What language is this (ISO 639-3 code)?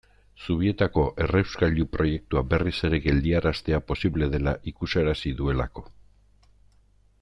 eus